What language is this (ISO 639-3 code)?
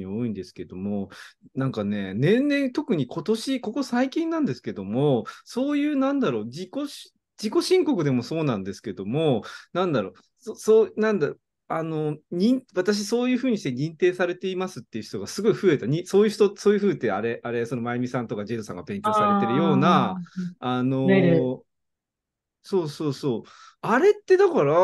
jpn